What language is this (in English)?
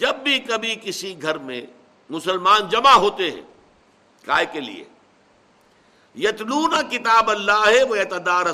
Urdu